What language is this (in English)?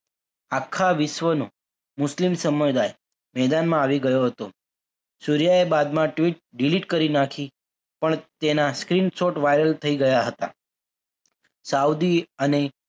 Gujarati